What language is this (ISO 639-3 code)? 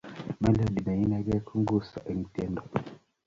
kln